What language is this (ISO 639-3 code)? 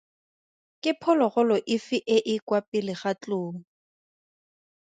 tsn